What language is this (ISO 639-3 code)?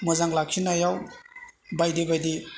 brx